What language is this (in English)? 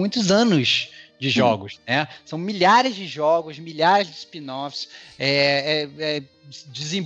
Portuguese